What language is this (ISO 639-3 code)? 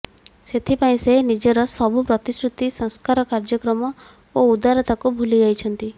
ori